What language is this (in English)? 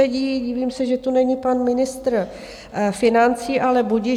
Czech